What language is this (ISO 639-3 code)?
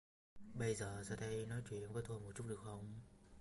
vie